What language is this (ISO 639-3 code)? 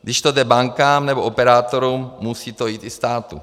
ces